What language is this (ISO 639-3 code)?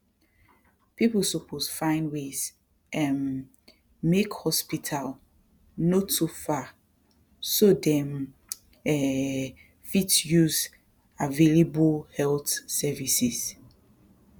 pcm